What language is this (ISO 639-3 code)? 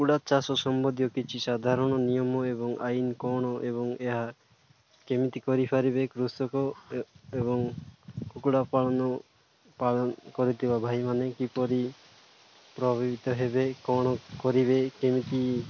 ori